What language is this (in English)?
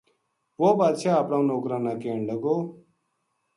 Gujari